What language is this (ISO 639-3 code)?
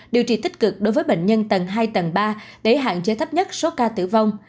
vie